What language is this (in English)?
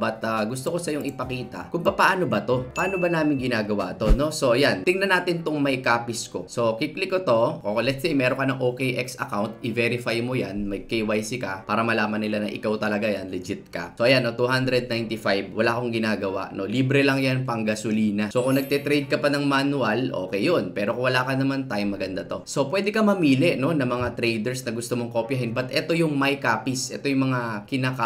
Filipino